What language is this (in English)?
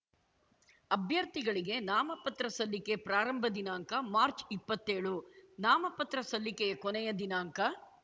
Kannada